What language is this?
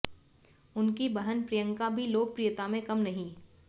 Hindi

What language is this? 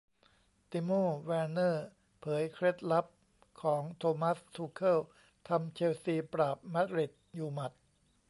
Thai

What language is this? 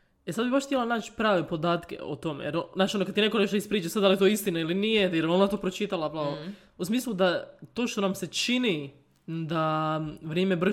Croatian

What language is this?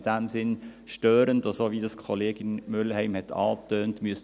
Swiss German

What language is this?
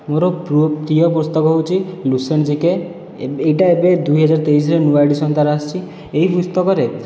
Odia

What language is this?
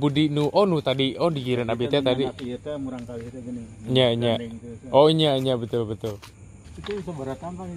Indonesian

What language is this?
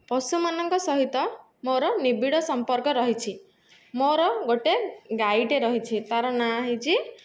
Odia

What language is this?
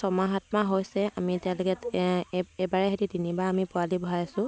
Assamese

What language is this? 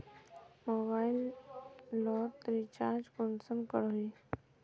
Magahi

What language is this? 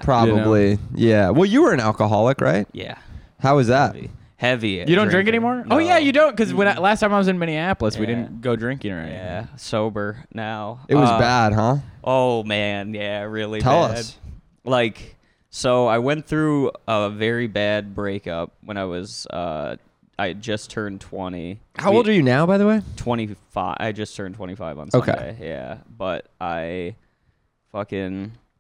English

